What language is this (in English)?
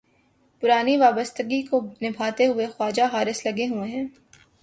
Urdu